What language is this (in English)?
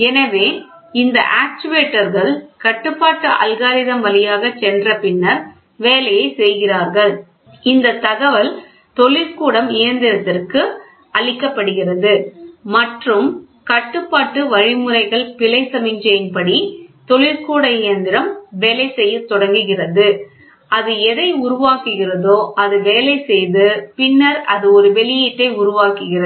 Tamil